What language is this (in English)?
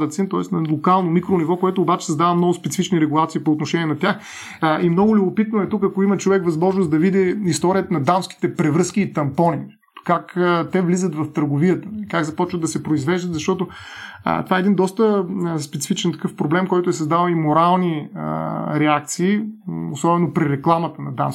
Bulgarian